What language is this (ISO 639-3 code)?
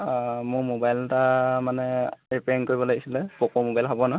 asm